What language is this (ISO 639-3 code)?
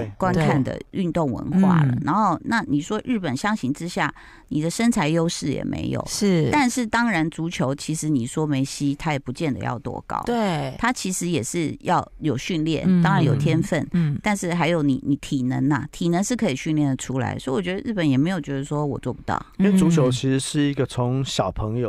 zho